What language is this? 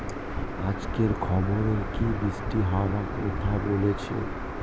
Bangla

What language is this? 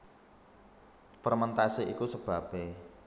Javanese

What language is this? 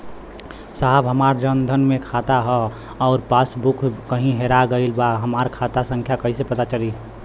Bhojpuri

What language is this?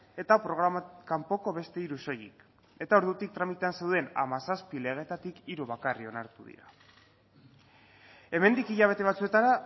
Basque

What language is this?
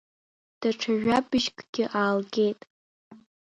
Abkhazian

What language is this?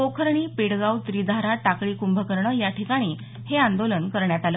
Marathi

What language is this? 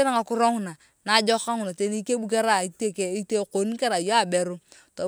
Turkana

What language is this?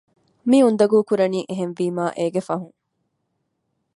Divehi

